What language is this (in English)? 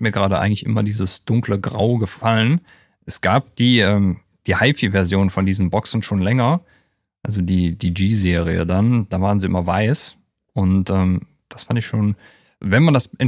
German